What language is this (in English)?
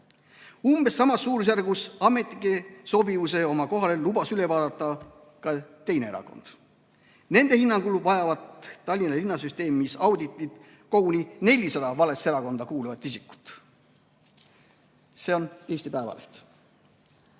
Estonian